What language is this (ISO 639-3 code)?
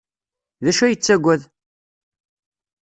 kab